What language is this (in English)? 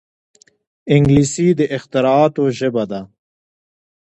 Pashto